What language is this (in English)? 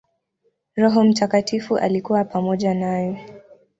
Swahili